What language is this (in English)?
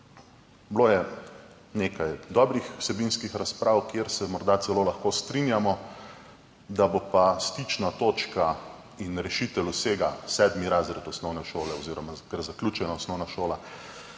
Slovenian